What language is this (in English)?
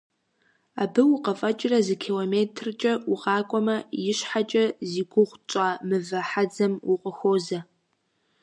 Kabardian